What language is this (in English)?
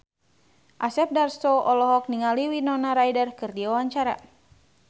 Sundanese